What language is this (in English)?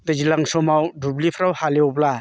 Bodo